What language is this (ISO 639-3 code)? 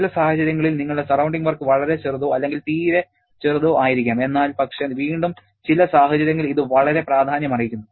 mal